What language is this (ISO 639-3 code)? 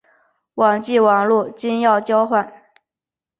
zho